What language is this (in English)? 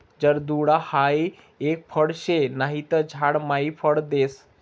Marathi